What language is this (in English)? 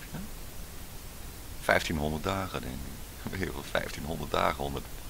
Dutch